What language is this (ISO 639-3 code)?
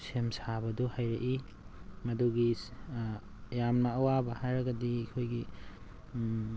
mni